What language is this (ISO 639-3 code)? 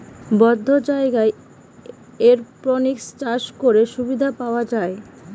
ben